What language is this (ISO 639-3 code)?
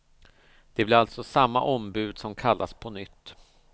swe